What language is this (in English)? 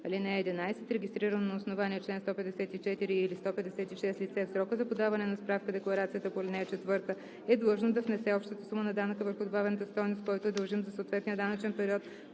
Bulgarian